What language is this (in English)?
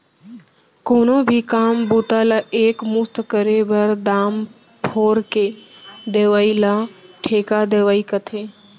Chhattisgarhi